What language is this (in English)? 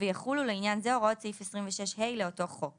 Hebrew